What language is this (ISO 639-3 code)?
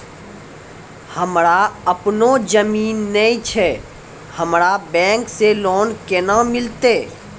mai